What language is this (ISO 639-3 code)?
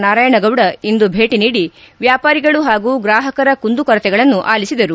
kan